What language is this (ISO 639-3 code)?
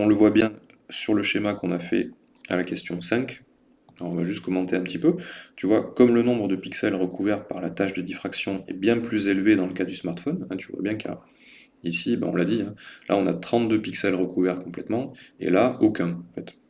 fra